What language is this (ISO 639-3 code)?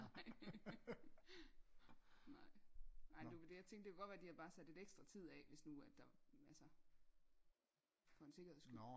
dan